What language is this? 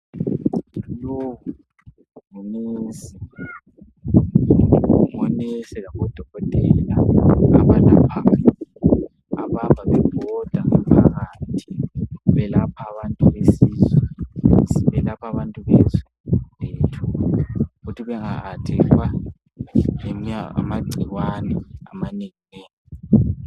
North Ndebele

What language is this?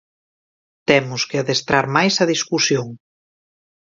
Galician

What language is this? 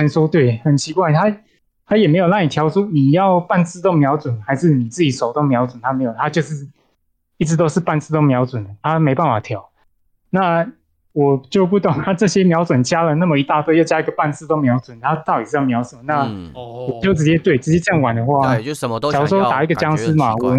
Chinese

